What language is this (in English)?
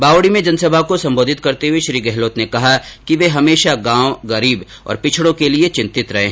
Hindi